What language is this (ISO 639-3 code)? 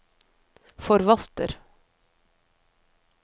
nor